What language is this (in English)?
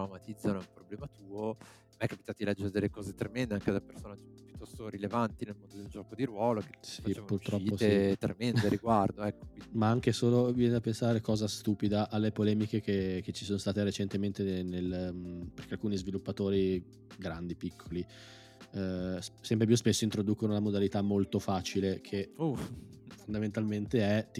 Italian